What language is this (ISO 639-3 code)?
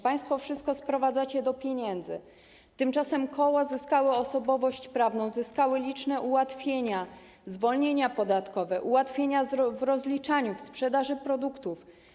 pol